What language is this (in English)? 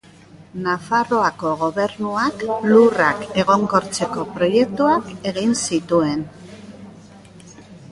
Basque